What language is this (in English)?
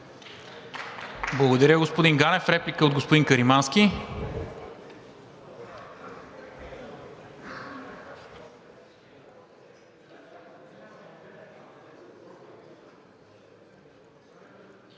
Bulgarian